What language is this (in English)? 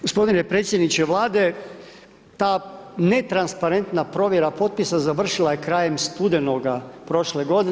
Croatian